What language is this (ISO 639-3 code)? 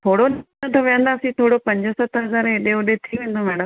snd